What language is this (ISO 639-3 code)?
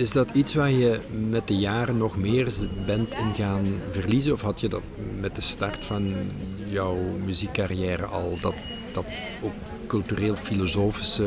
nld